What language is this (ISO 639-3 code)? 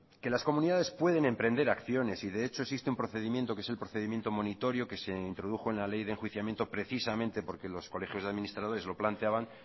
spa